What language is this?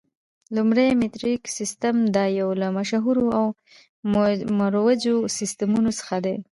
Pashto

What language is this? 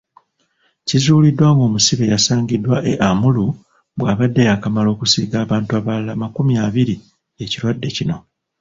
Ganda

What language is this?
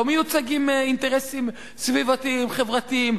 Hebrew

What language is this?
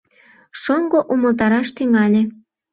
Mari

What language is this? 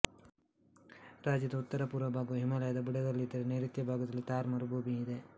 Kannada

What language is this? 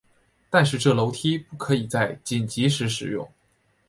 Chinese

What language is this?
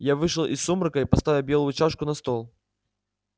Russian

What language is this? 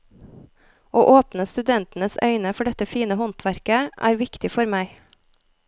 Norwegian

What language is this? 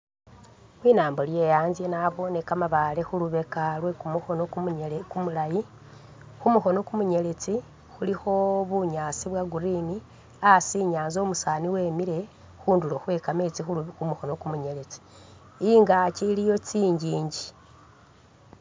Masaaba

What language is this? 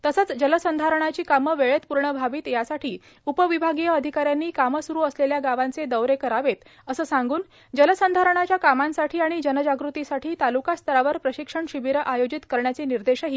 Marathi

